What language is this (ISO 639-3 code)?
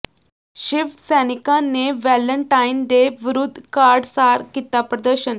pan